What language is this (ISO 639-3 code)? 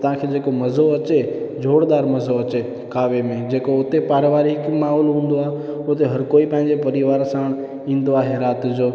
snd